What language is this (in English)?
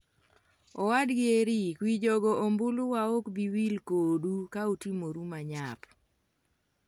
Luo (Kenya and Tanzania)